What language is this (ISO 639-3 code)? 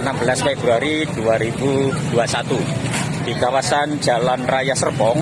ind